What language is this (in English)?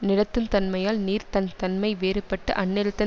Tamil